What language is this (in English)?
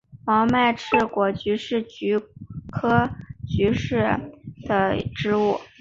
Chinese